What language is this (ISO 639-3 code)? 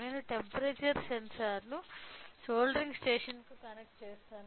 tel